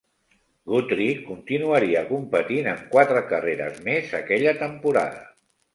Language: Catalan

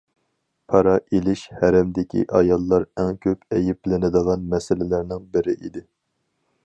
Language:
Uyghur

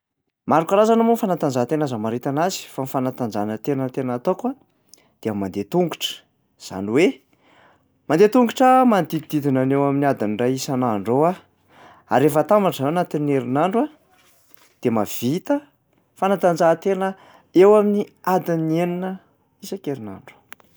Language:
Malagasy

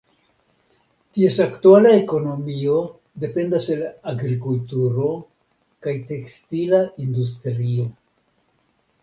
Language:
Esperanto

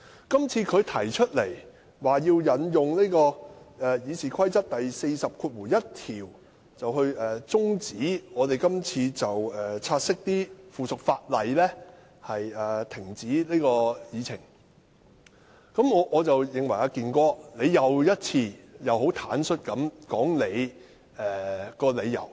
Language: Cantonese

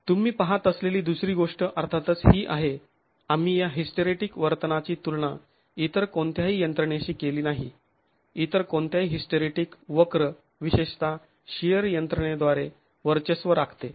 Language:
Marathi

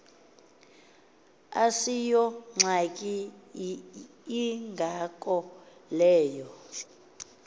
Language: Xhosa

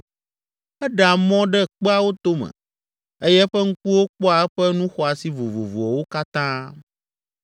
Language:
Ewe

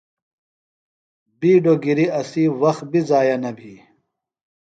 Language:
Phalura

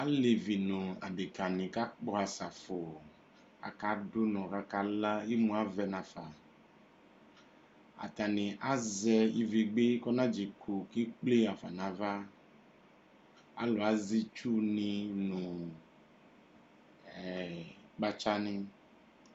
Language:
Ikposo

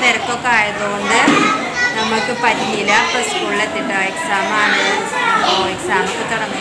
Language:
Romanian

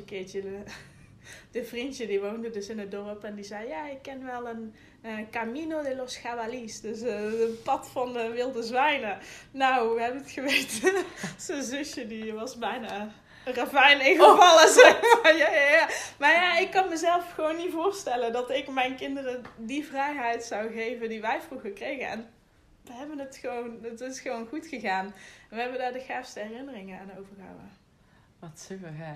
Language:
Dutch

